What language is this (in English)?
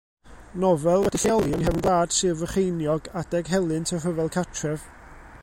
Welsh